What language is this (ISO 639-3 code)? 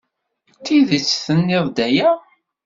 kab